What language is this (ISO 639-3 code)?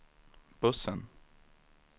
swe